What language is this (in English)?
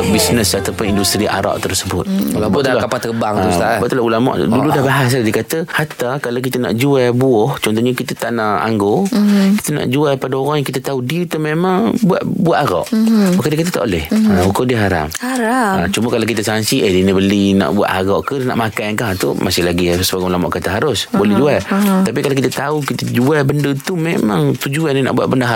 Malay